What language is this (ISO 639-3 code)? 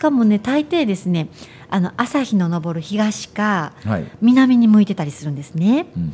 jpn